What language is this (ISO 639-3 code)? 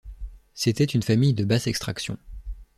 fra